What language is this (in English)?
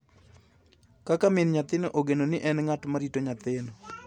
Luo (Kenya and Tanzania)